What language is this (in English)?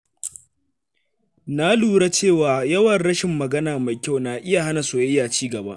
Hausa